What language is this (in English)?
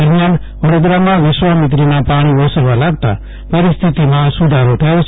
Gujarati